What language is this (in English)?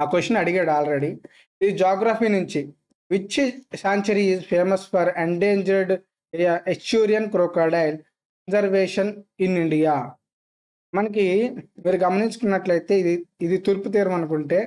Telugu